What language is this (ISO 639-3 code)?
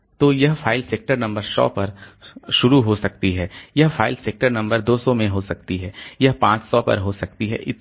hin